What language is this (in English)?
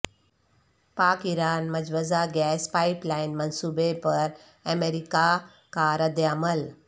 Urdu